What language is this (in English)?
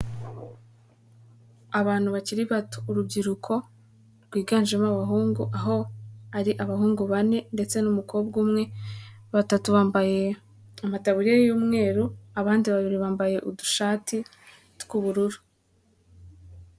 Kinyarwanda